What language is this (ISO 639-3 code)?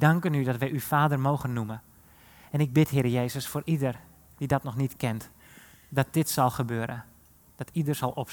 nld